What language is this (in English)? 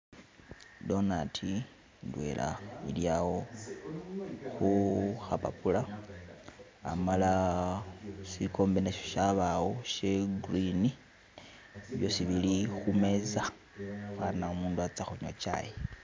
Masaaba